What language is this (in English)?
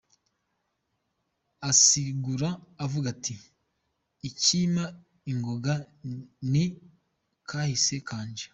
Kinyarwanda